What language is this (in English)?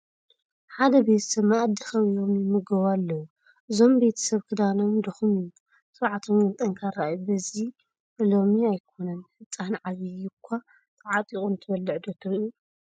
Tigrinya